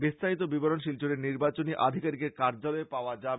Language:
Bangla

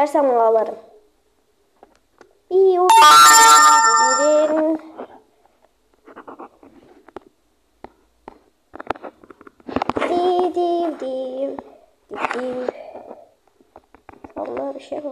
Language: Turkish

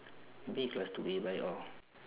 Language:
English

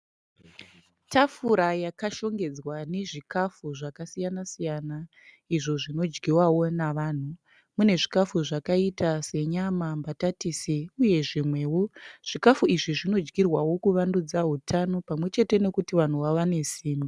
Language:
Shona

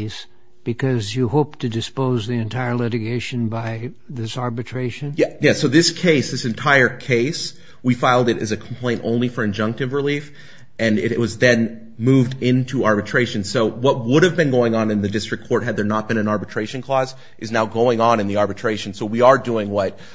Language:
English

